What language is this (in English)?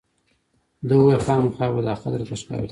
Pashto